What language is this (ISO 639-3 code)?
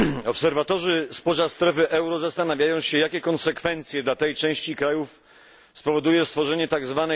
pol